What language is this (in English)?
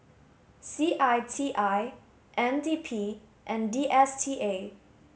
English